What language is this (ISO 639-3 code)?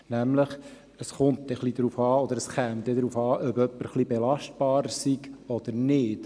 gsw